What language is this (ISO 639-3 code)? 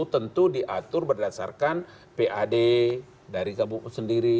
ind